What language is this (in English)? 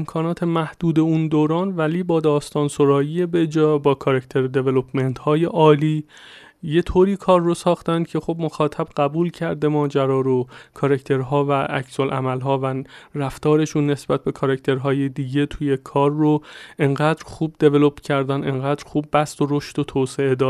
Persian